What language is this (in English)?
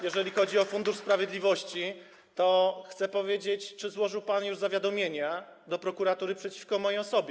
Polish